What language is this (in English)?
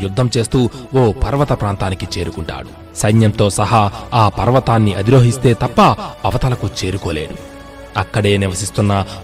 Telugu